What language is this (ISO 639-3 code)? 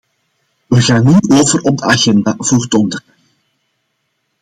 nld